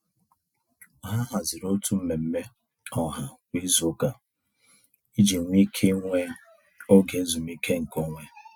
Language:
Igbo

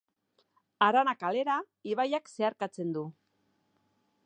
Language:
Basque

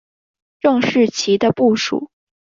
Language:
Chinese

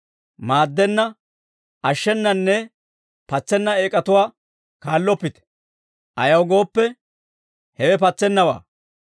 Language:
Dawro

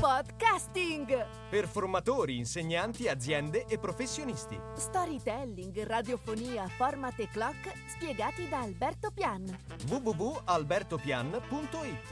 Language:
Italian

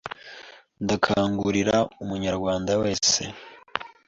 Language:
Kinyarwanda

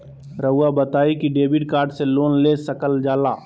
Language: Magahi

